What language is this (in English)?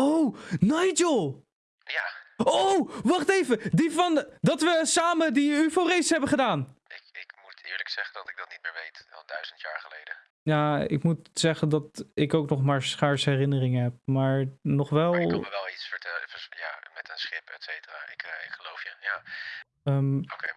Dutch